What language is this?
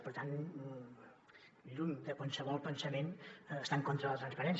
Catalan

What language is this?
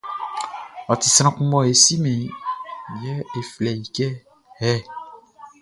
Baoulé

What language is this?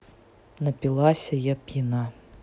Russian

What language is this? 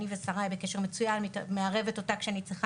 Hebrew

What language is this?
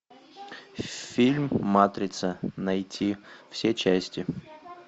Russian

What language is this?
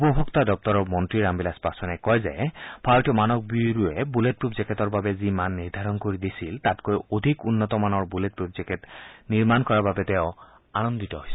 Assamese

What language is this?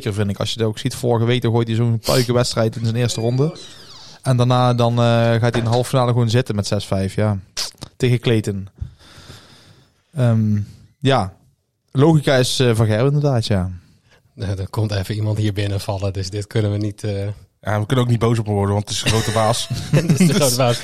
Dutch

